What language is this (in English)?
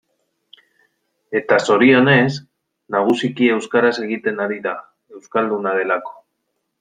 Basque